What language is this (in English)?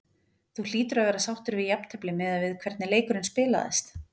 Icelandic